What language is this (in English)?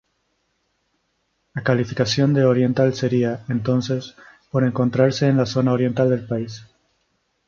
Spanish